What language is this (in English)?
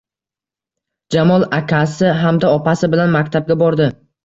Uzbek